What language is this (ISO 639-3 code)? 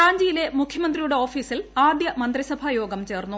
mal